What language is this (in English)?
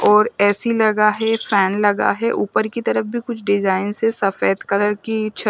Hindi